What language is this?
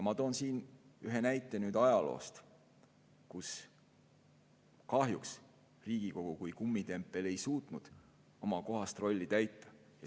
Estonian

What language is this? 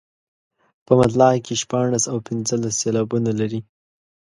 Pashto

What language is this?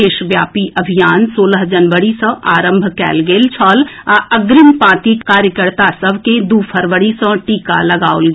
Maithili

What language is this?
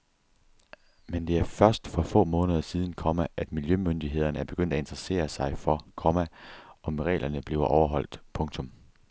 Danish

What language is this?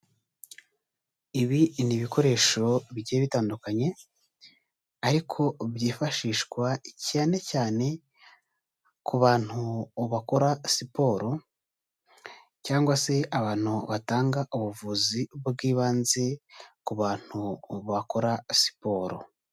Kinyarwanda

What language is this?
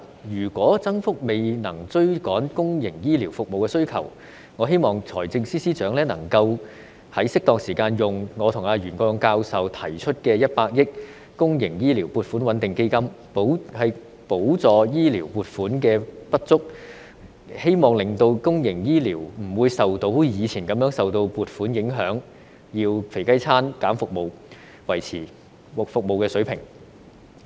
Cantonese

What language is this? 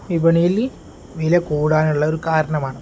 Malayalam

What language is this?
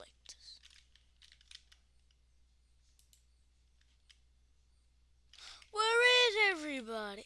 English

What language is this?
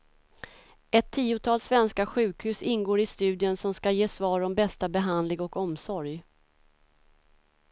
Swedish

